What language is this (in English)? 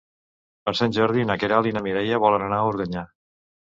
Catalan